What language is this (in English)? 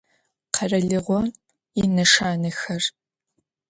Adyghe